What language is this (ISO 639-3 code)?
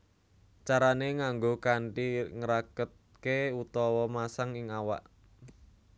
jav